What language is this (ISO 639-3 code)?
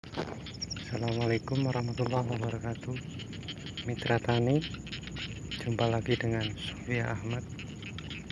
ind